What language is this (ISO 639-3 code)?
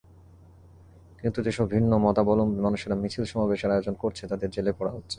ben